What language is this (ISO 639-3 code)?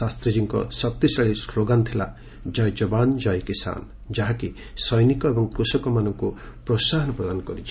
ori